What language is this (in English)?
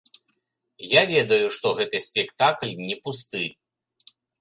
Belarusian